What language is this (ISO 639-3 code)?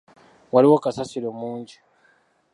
lug